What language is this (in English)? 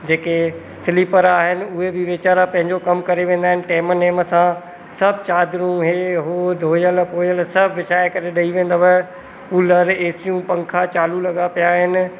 Sindhi